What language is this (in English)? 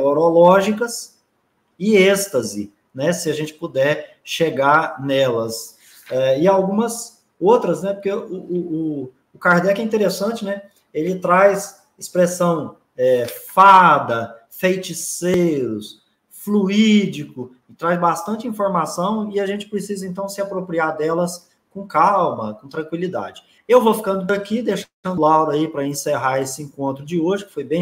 Portuguese